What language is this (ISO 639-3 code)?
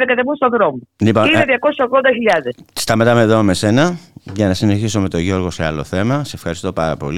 ell